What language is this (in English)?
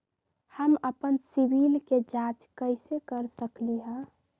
Magahi